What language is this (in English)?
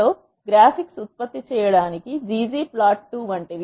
Telugu